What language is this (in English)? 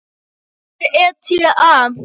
Icelandic